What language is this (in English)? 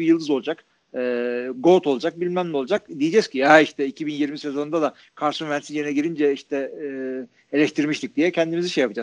Turkish